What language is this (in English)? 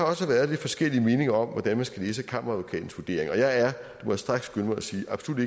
Danish